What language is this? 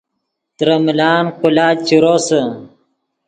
Yidgha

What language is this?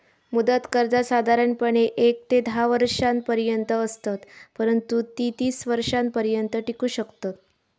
Marathi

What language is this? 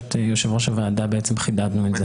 Hebrew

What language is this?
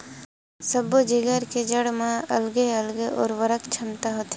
Chhattisgarhi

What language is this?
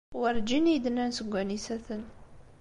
Kabyle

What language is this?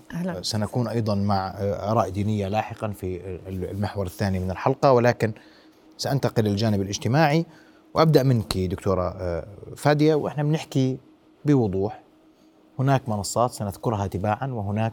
Arabic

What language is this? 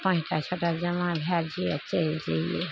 Maithili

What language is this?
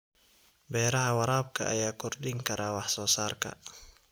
Somali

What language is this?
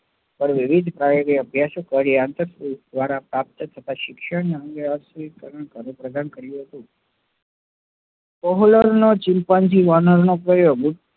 Gujarati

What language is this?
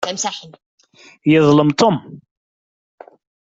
Kabyle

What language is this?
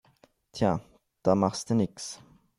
German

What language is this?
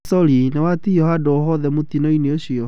Kikuyu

